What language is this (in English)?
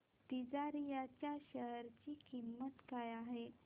Marathi